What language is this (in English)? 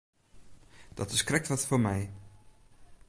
Western Frisian